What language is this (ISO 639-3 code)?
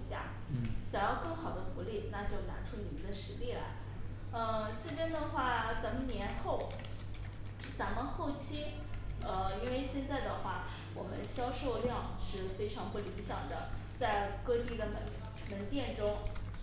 zho